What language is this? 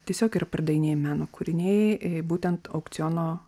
Lithuanian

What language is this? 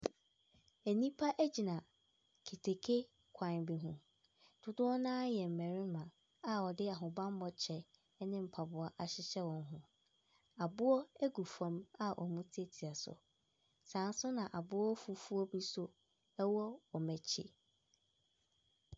Akan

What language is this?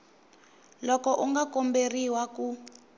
Tsonga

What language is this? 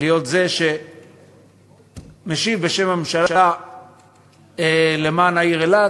Hebrew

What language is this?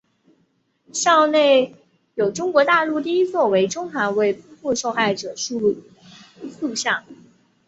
Chinese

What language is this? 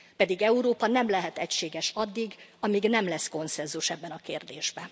Hungarian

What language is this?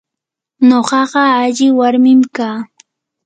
Yanahuanca Pasco Quechua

